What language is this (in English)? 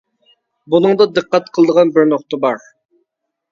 Uyghur